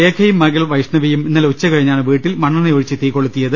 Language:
Malayalam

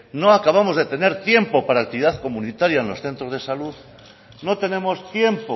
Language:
Spanish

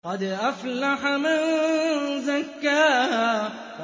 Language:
Arabic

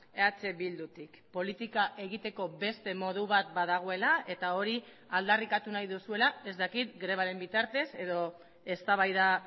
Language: Basque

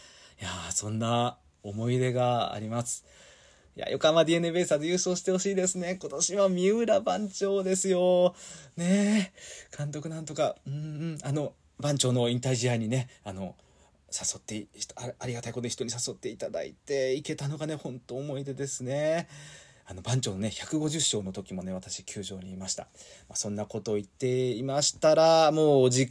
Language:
Japanese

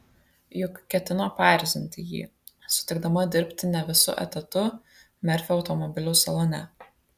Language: Lithuanian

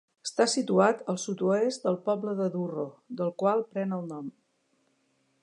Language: Catalan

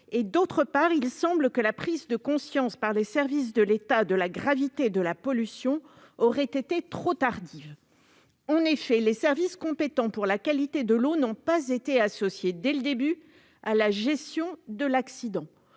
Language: French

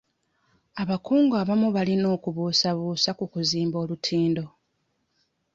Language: Ganda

